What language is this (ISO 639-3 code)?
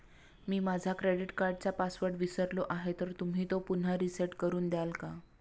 mar